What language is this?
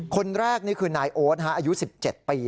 Thai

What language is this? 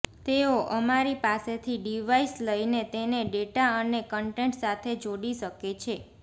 Gujarati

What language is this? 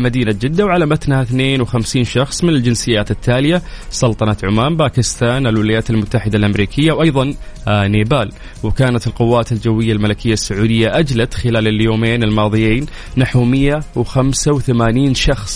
Arabic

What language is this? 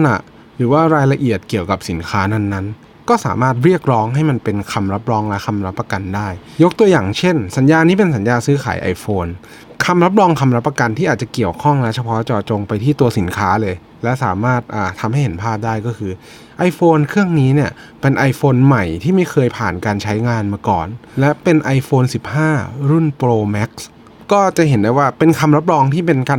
Thai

